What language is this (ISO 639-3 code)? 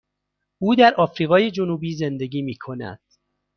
fas